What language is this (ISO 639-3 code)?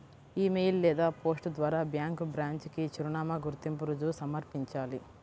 tel